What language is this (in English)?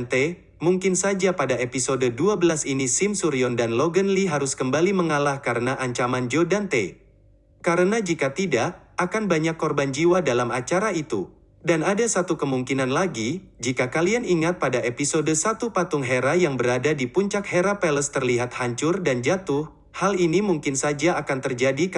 Indonesian